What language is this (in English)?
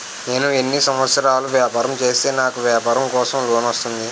Telugu